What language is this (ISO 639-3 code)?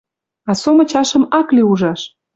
mrj